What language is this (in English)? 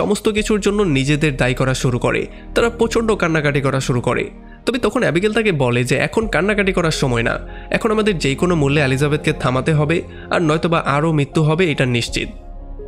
Bangla